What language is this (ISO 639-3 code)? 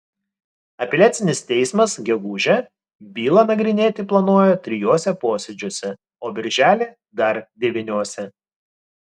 lit